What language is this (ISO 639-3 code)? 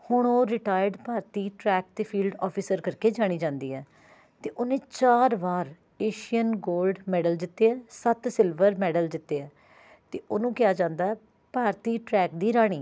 pan